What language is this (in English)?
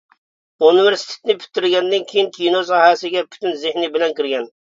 Uyghur